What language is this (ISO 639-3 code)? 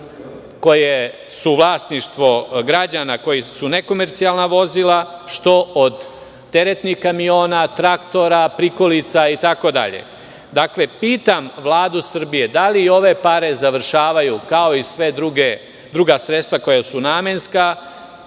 srp